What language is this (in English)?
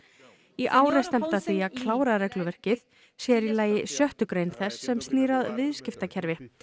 Icelandic